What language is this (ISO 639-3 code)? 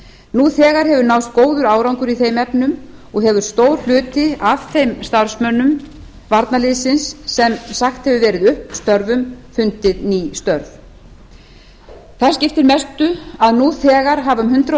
isl